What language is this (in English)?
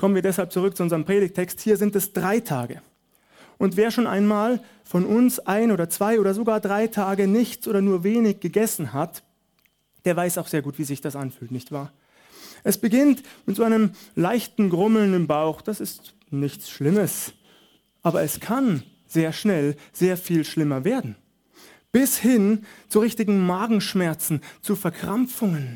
German